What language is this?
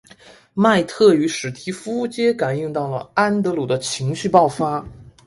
Chinese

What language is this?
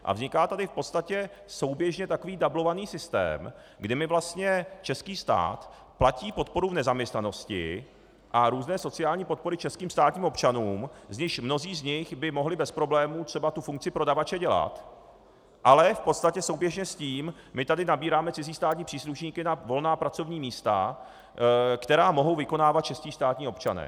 Czech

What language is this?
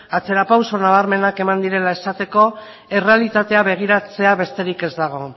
Basque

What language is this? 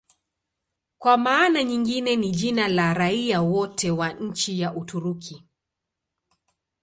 Swahili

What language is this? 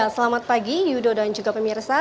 Indonesian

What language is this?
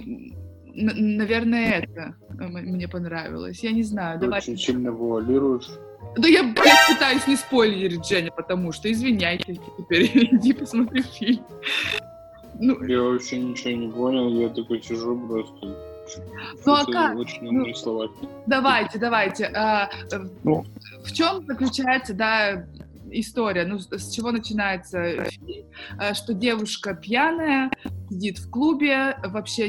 Russian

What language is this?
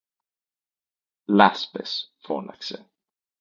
Greek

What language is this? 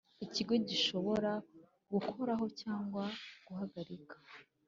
Kinyarwanda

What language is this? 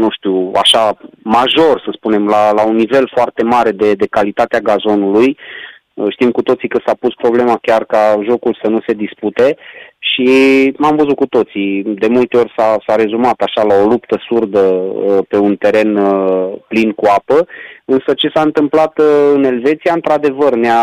Romanian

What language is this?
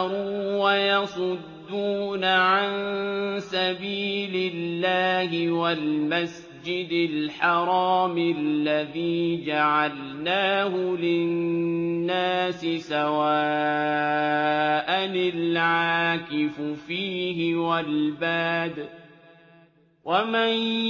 Arabic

